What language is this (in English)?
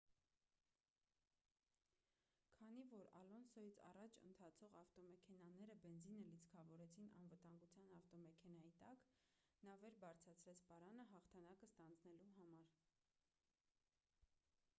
Armenian